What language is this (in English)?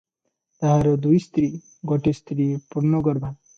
Odia